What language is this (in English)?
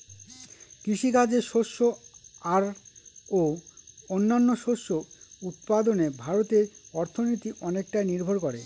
Bangla